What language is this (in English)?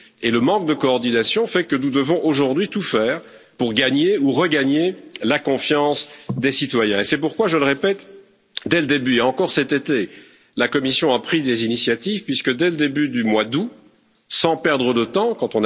French